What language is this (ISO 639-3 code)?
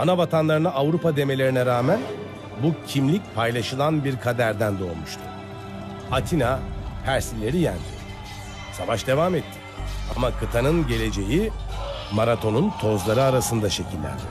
tur